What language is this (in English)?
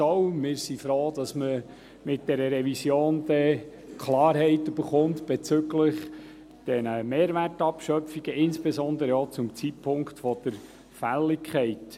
Swiss German